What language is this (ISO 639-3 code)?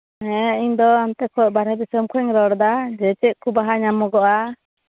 sat